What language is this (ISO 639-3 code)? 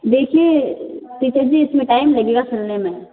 hin